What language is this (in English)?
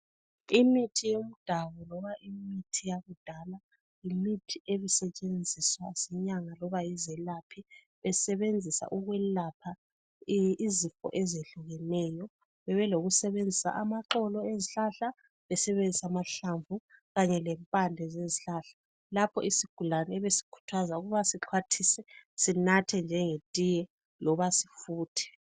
North Ndebele